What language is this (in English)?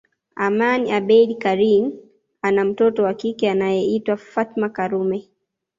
Swahili